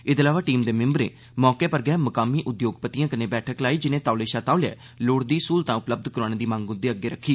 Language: Dogri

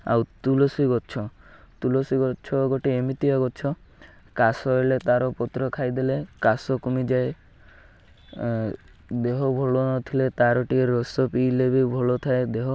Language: Odia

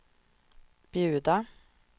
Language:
Swedish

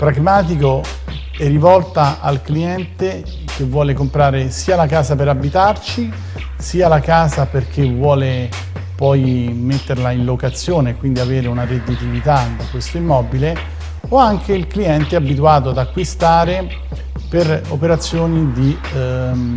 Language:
Italian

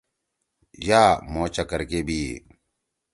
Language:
Torwali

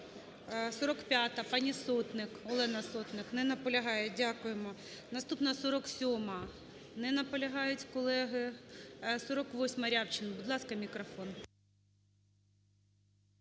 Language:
Ukrainian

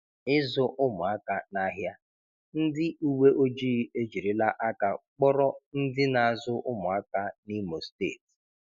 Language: Igbo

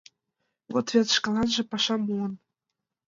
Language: Mari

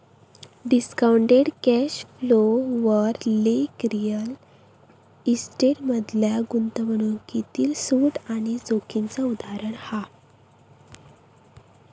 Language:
Marathi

